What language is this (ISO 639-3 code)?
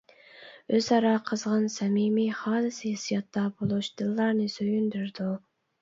uig